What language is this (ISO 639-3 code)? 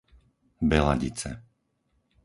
slk